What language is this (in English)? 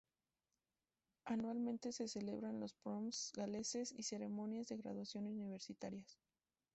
Spanish